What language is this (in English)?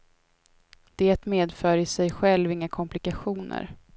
Swedish